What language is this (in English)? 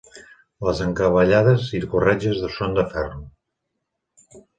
Catalan